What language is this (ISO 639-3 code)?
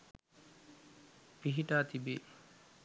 sin